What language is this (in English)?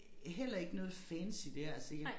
Danish